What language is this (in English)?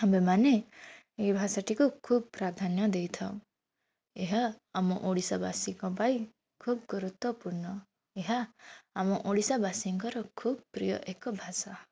Odia